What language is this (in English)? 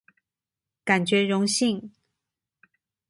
Chinese